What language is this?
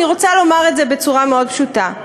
Hebrew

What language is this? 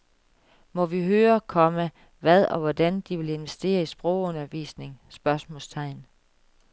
Danish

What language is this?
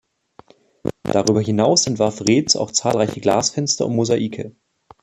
German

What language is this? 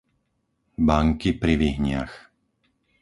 Slovak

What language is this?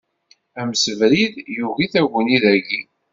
Kabyle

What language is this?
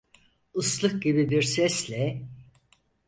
Turkish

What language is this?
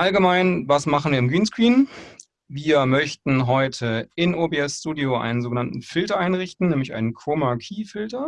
German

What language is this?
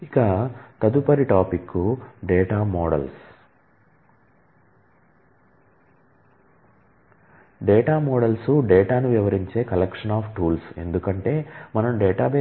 Telugu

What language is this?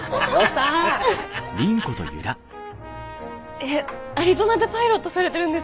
Japanese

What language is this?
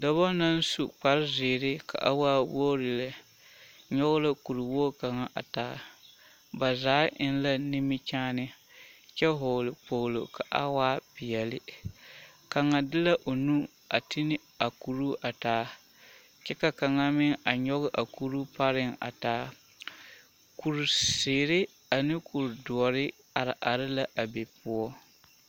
Southern Dagaare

